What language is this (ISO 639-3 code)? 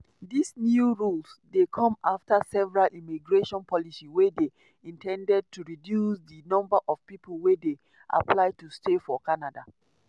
pcm